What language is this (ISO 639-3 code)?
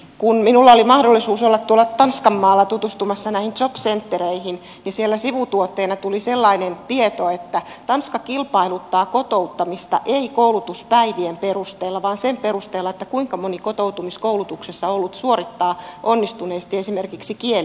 fin